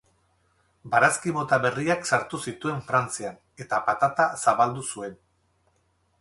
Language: Basque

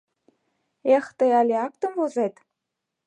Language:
Mari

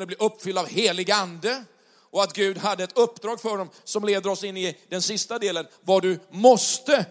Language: Swedish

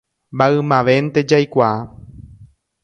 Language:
Guarani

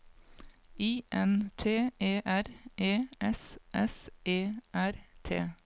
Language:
Norwegian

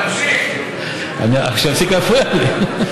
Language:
Hebrew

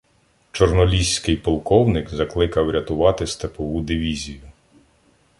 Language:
Ukrainian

